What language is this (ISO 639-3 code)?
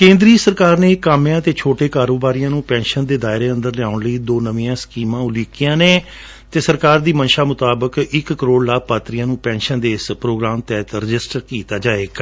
pan